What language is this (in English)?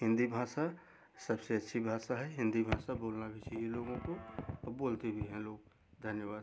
Hindi